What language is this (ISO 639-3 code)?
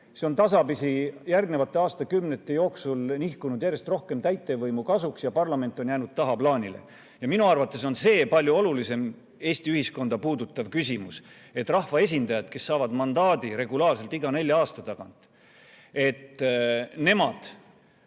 est